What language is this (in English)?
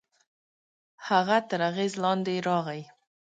Pashto